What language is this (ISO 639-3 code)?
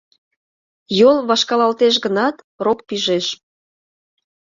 chm